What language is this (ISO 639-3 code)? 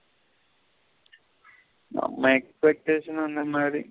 tam